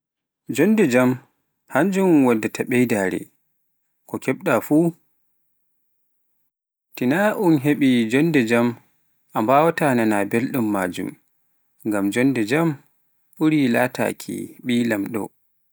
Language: Pular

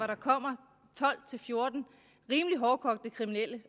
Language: Danish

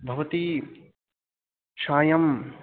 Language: Sanskrit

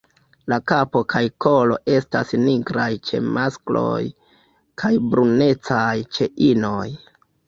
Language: Esperanto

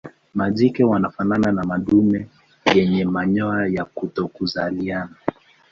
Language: Swahili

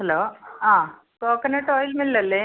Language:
Malayalam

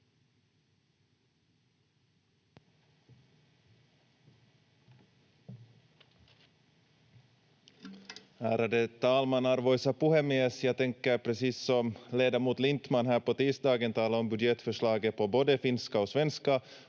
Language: Finnish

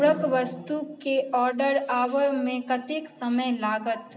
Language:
Maithili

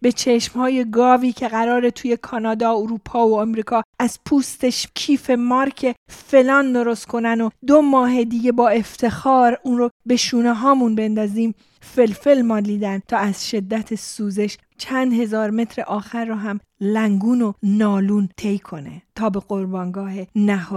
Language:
Persian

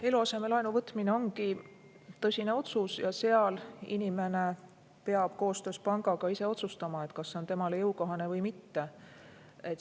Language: Estonian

